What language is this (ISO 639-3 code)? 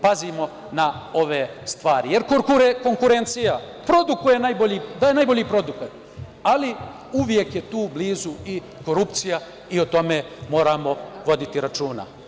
srp